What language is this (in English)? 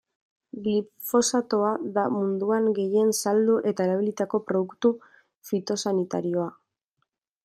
Basque